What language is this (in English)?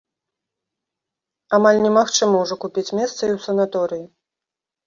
Belarusian